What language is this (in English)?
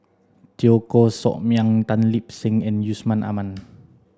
English